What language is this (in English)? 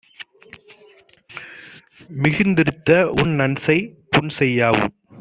Tamil